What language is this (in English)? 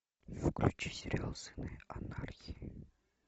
Russian